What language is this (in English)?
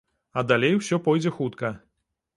Belarusian